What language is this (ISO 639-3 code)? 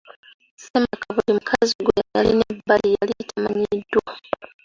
lug